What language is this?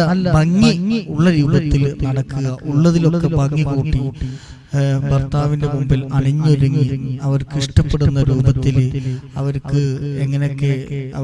English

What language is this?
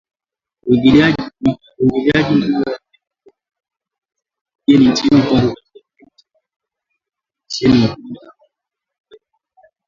Swahili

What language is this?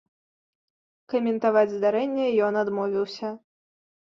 Belarusian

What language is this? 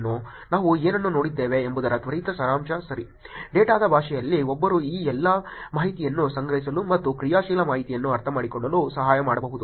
Kannada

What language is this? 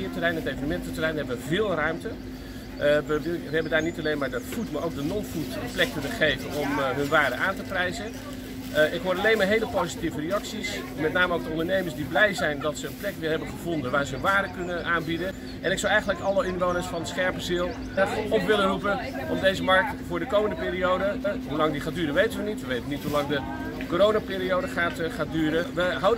Dutch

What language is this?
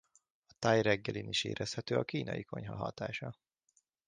Hungarian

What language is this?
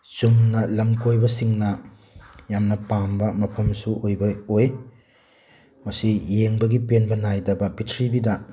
Manipuri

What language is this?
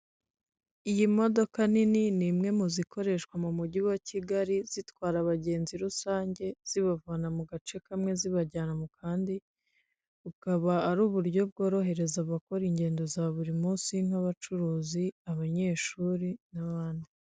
Kinyarwanda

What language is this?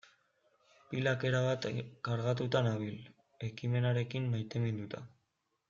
Basque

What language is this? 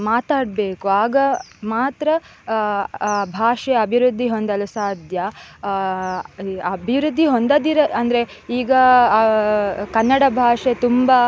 Kannada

